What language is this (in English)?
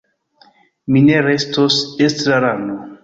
Esperanto